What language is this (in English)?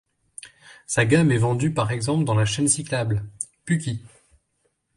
French